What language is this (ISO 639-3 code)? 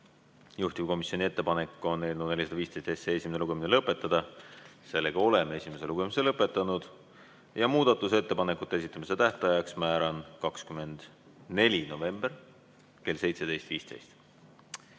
est